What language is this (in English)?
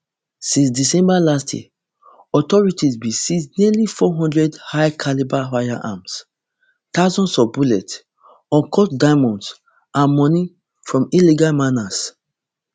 Nigerian Pidgin